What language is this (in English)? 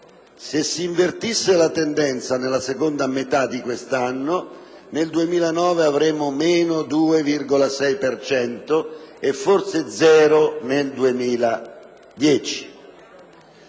Italian